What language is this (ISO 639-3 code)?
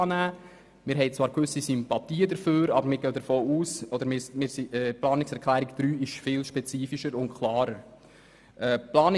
gsw